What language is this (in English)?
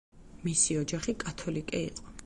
Georgian